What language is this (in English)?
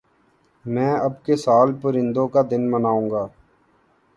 Urdu